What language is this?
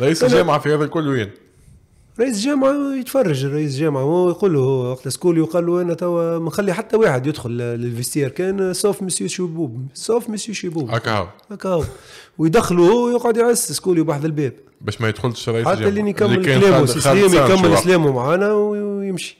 Arabic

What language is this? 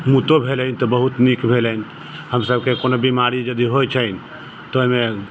Maithili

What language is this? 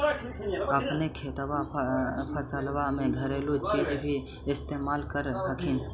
Magahi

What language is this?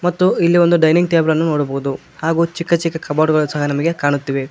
Kannada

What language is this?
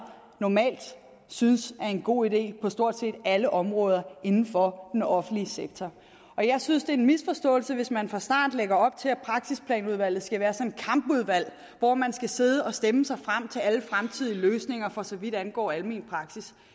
Danish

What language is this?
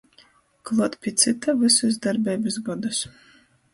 Latgalian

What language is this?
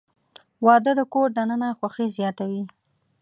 Pashto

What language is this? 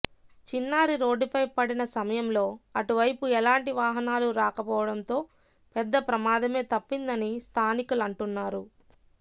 Telugu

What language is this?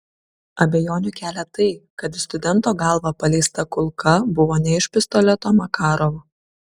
Lithuanian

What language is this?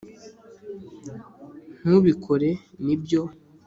Kinyarwanda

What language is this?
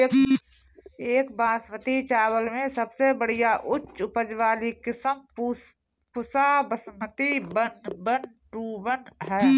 Bhojpuri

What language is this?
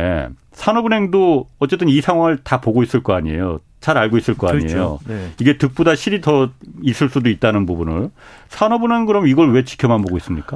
Korean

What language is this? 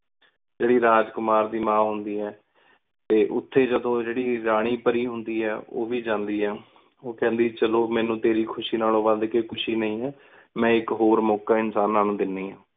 Punjabi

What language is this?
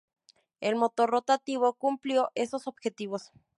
Spanish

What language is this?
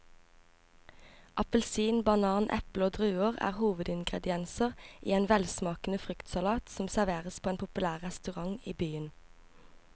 Norwegian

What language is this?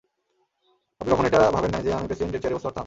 Bangla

